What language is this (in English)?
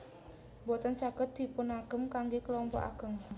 Javanese